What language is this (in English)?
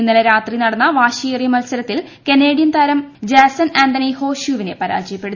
Malayalam